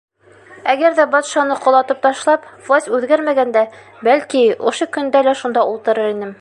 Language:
Bashkir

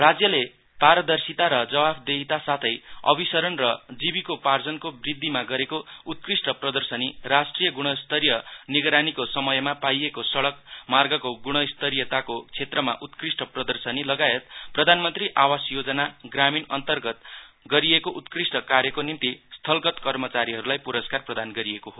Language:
Nepali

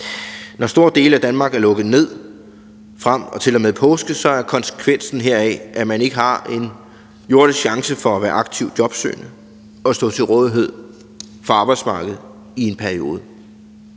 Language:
Danish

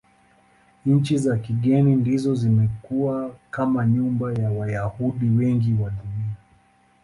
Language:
Swahili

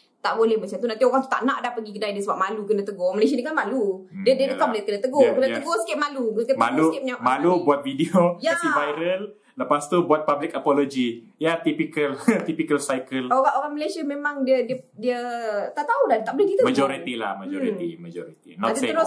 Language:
Malay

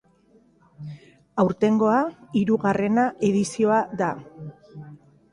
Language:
Basque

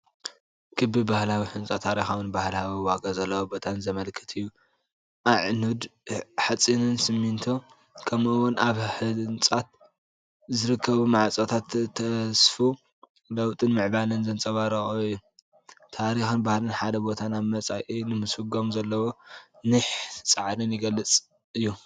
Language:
Tigrinya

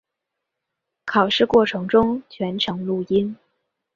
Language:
Chinese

